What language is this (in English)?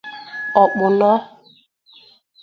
Igbo